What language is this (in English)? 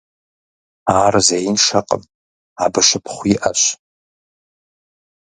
Kabardian